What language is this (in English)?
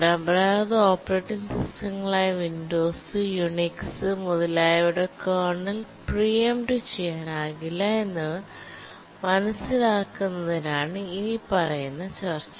Malayalam